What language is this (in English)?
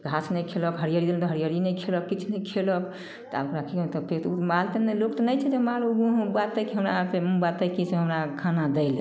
Maithili